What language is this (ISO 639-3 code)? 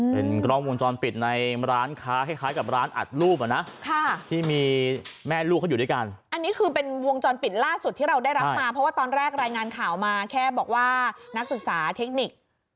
tha